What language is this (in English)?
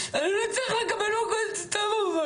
Hebrew